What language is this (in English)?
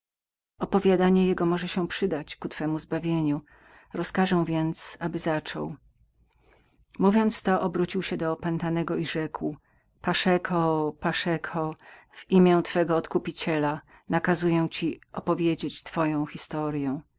Polish